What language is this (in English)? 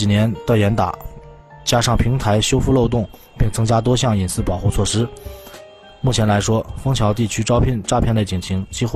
Chinese